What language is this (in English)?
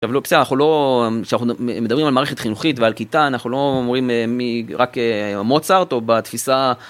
Hebrew